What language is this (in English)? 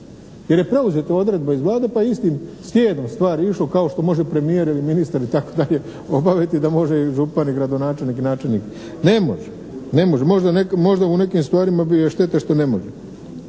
Croatian